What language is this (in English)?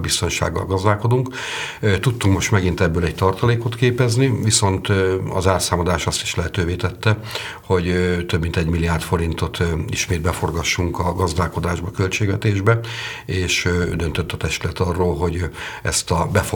Hungarian